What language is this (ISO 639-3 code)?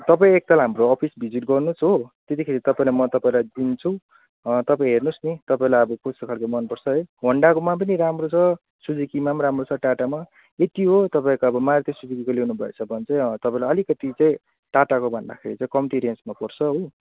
nep